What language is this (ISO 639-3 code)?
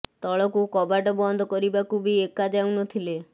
ori